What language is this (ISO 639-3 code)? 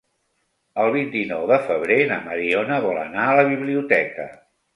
cat